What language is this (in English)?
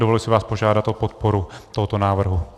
Czech